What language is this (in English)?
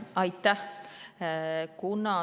Estonian